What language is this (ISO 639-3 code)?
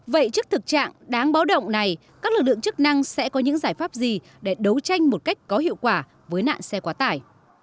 vie